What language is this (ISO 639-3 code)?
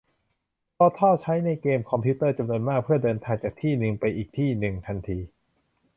tha